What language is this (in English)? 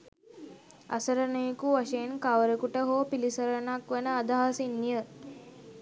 Sinhala